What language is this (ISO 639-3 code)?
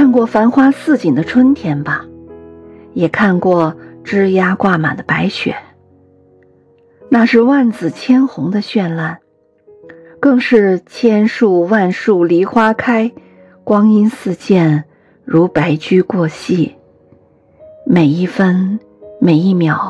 zho